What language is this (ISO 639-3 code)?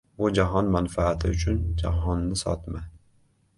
uzb